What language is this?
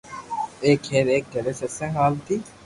Loarki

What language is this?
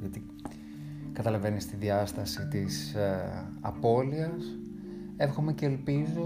Greek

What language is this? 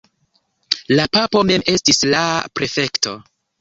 Esperanto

